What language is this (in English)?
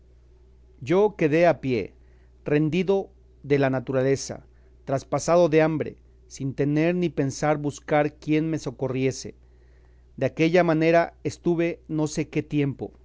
Spanish